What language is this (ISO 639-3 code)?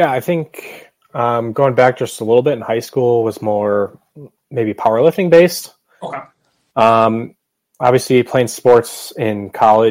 eng